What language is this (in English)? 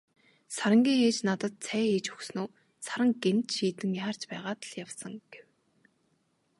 Mongolian